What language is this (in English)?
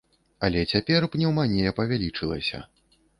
Belarusian